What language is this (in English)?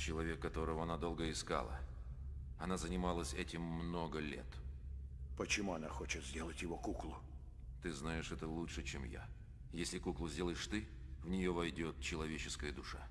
Russian